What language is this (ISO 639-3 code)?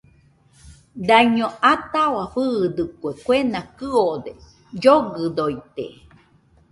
hux